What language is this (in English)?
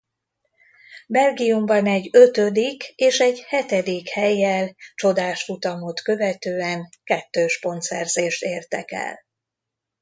Hungarian